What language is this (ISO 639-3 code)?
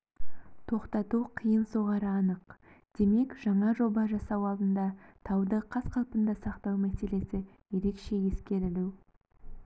kaz